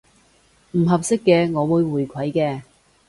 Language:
Cantonese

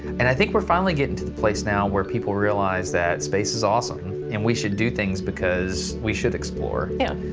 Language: English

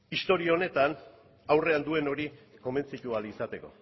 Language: Basque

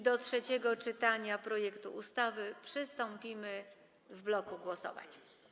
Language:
Polish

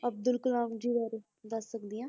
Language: Punjabi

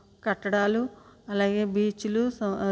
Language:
Telugu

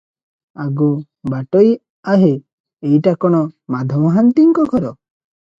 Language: Odia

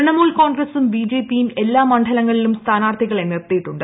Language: Malayalam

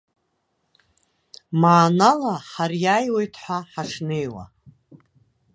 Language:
Abkhazian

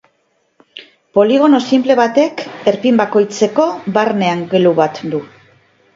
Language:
Basque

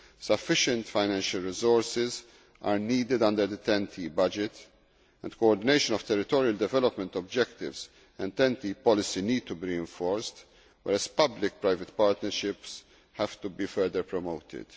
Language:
English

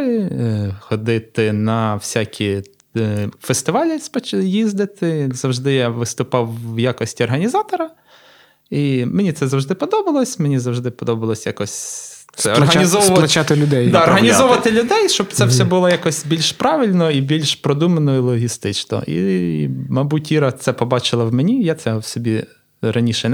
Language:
Ukrainian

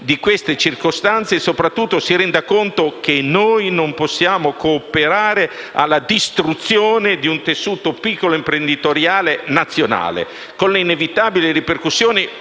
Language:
Italian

